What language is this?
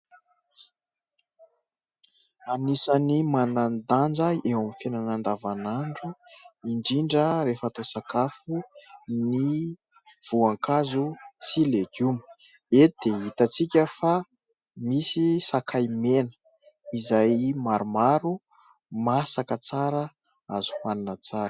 Malagasy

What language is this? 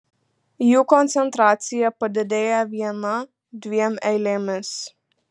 Lithuanian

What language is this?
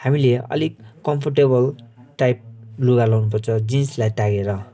Nepali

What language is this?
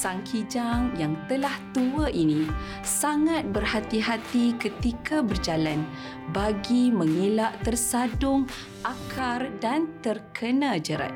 Malay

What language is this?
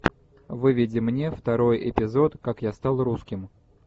Russian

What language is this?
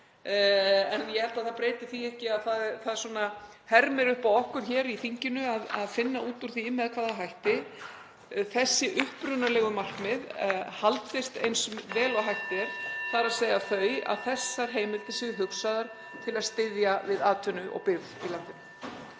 Icelandic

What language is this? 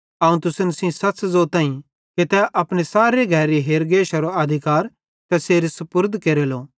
Bhadrawahi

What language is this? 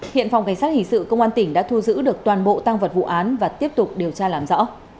Vietnamese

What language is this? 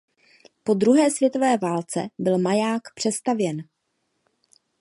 Czech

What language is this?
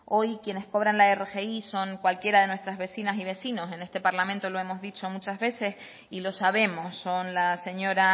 Spanish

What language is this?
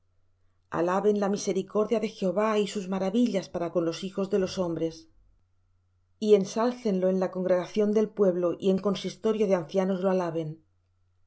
Spanish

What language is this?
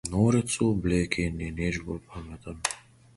Slovenian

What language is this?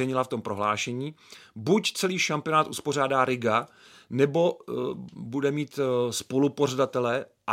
Czech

